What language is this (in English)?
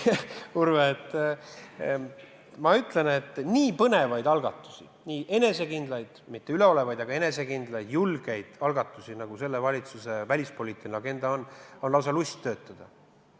Estonian